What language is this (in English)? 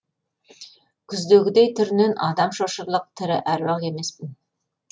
Kazakh